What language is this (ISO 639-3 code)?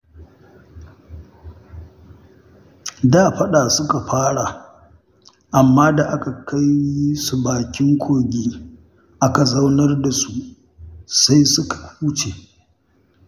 hau